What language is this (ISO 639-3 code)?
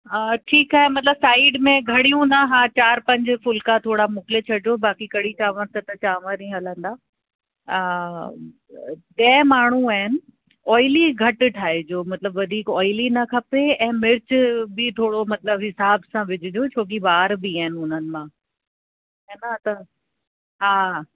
snd